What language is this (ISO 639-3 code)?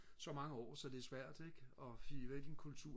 dan